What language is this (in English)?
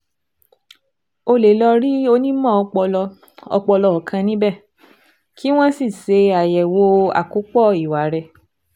Yoruba